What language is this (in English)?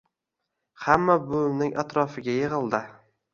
Uzbek